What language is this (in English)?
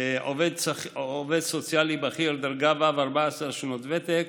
Hebrew